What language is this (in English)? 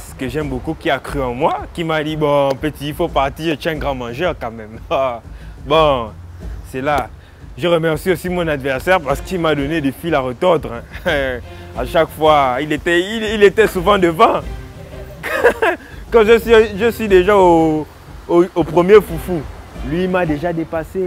French